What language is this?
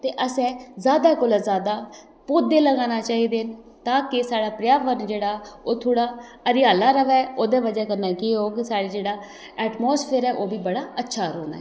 Dogri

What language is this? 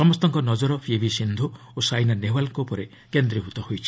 Odia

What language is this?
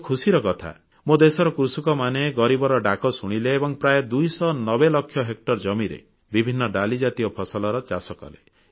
Odia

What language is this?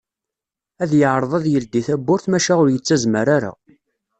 Kabyle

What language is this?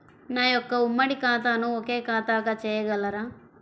Telugu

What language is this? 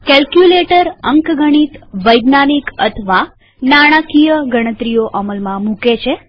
Gujarati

